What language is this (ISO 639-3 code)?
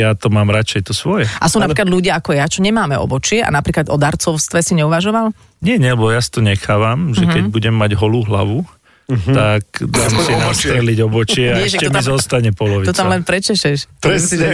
slk